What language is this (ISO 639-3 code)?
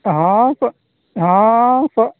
sat